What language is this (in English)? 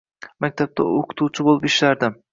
Uzbek